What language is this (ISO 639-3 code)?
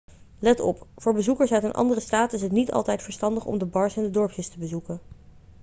nld